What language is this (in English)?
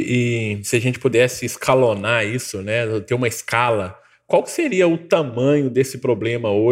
Portuguese